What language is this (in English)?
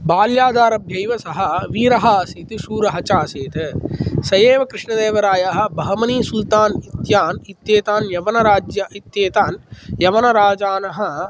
Sanskrit